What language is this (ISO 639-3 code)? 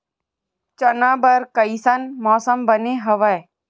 hne